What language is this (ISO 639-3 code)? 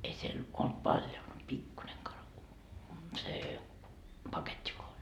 fin